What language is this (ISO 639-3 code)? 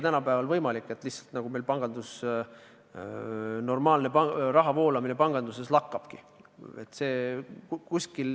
est